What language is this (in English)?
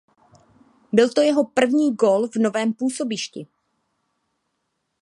Czech